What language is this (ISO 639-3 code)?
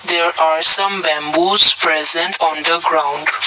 eng